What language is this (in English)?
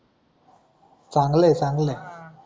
Marathi